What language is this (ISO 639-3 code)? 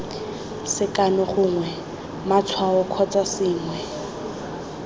tsn